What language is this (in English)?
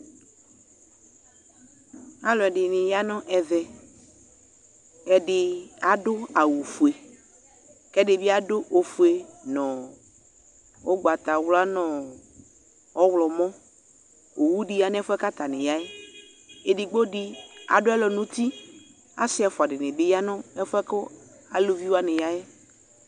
Ikposo